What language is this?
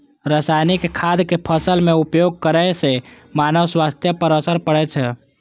Maithili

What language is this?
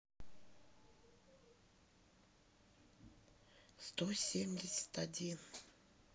Russian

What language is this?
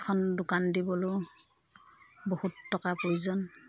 Assamese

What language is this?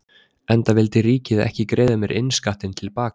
Icelandic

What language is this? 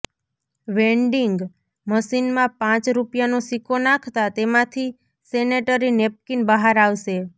Gujarati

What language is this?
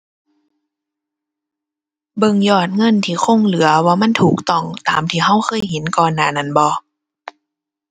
Thai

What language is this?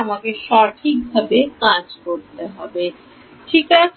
Bangla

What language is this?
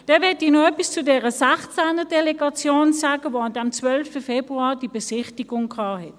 Swiss German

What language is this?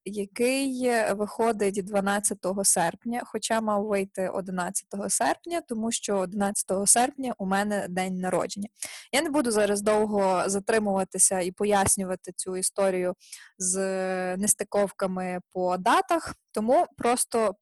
Ukrainian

